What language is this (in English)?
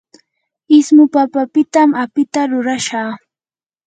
Yanahuanca Pasco Quechua